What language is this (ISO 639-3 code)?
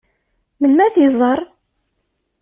kab